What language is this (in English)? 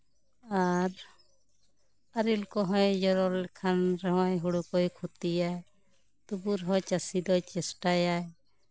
Santali